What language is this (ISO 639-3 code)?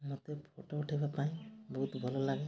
ori